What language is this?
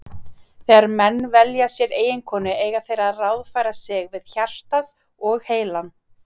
Icelandic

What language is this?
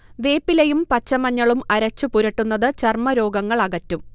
Malayalam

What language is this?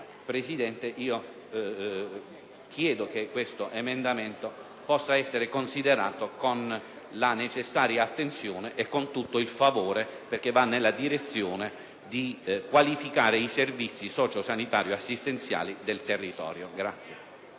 Italian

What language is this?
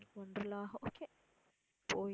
Tamil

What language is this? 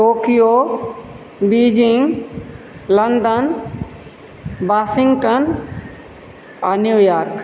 Maithili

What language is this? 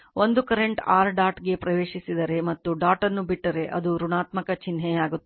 Kannada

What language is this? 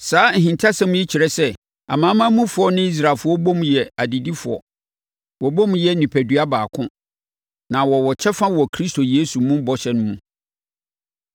Akan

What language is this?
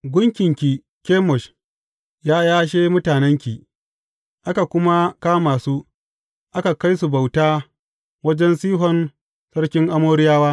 Hausa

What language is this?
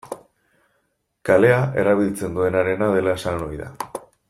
Basque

